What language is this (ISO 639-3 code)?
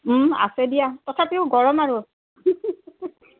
asm